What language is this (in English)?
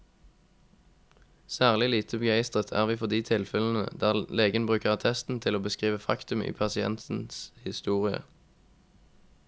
Norwegian